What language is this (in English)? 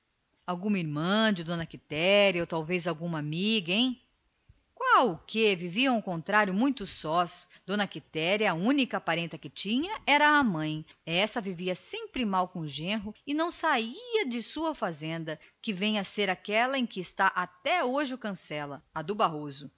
Portuguese